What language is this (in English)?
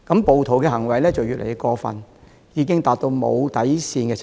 Cantonese